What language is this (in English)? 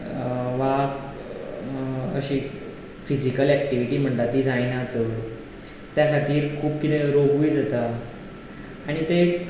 Konkani